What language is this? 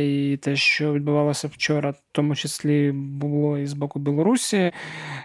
Ukrainian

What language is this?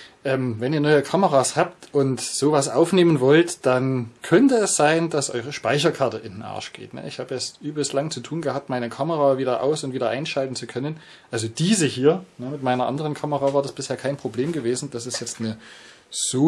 German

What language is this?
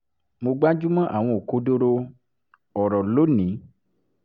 Yoruba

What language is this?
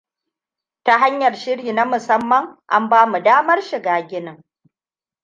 Hausa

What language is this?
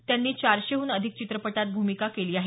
Marathi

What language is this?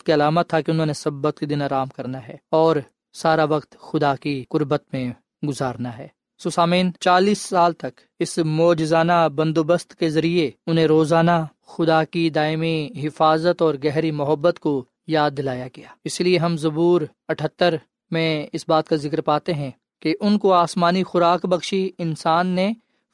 Urdu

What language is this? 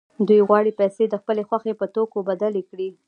Pashto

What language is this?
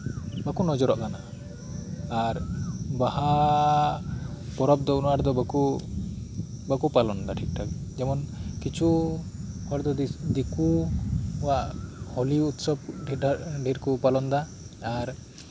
Santali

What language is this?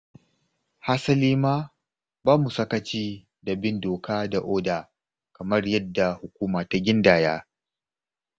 Hausa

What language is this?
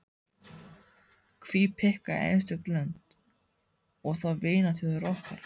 Icelandic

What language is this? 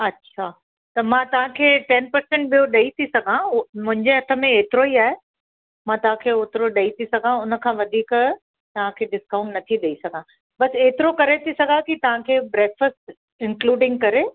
Sindhi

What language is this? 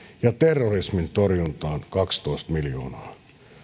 Finnish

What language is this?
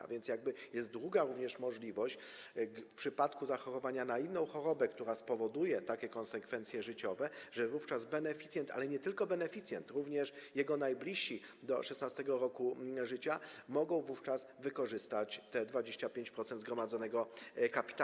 Polish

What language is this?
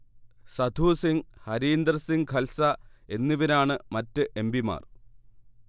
Malayalam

